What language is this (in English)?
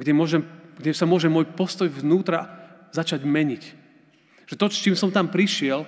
Slovak